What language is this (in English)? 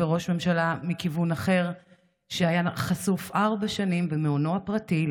Hebrew